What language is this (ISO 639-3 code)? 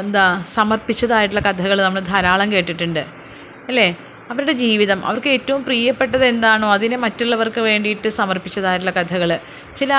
mal